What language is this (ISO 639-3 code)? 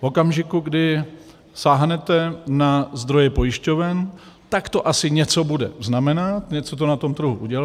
ces